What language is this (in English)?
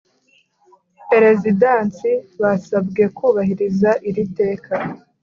Kinyarwanda